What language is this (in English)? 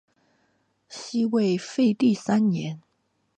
Chinese